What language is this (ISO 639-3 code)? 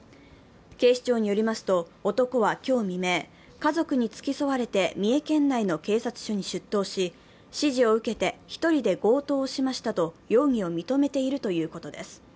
jpn